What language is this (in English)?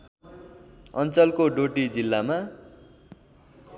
Nepali